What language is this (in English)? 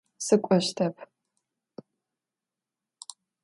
Adyghe